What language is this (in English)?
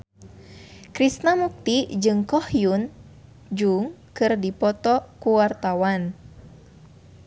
Sundanese